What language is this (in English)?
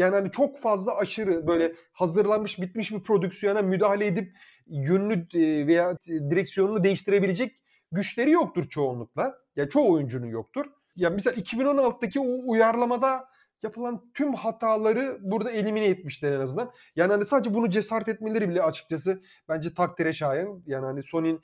Turkish